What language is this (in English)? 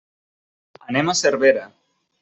Catalan